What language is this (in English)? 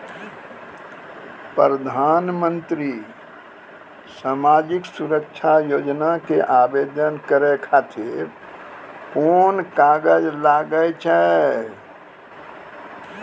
Maithili